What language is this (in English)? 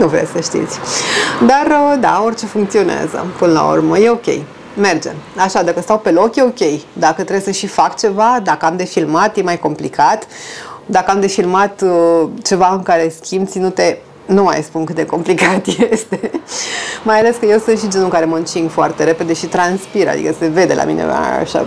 Romanian